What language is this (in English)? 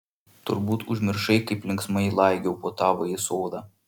Lithuanian